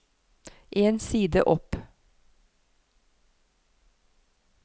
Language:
Norwegian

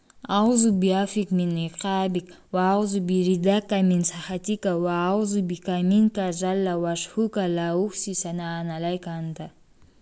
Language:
Kazakh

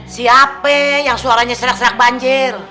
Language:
Indonesian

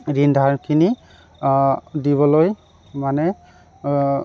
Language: Assamese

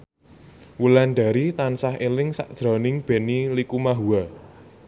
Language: Javanese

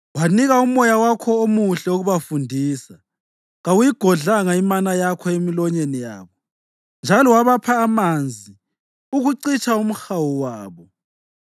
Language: North Ndebele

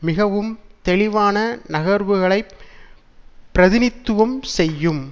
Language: Tamil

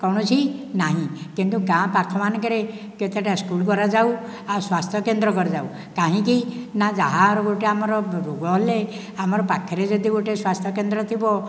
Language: Odia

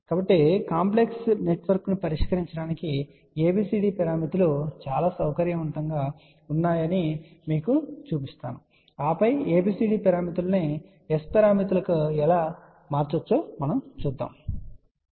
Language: Telugu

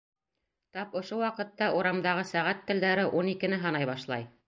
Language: Bashkir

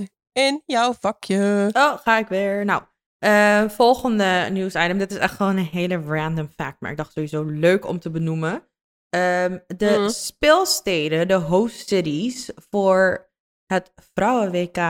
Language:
Dutch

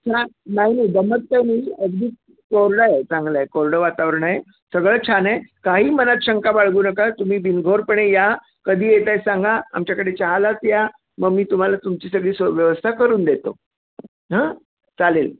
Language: Marathi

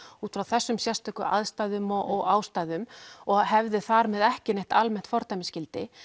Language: Icelandic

